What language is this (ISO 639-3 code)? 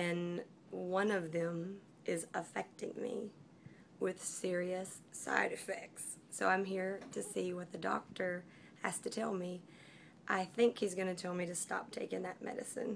eng